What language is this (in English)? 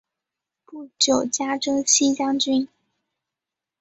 Chinese